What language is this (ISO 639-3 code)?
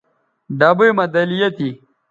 btv